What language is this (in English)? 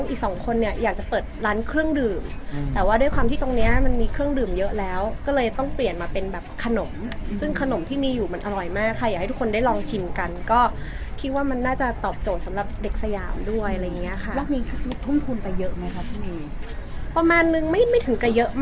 Thai